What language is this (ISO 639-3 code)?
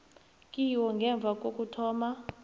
nbl